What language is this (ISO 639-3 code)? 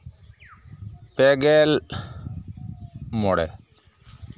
sat